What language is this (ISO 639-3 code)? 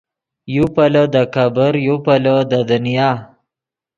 ydg